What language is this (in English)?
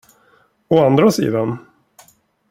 Swedish